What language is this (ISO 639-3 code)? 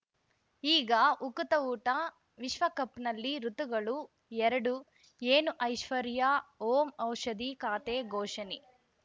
kan